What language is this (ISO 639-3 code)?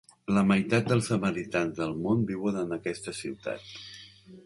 cat